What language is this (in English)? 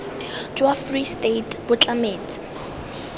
Tswana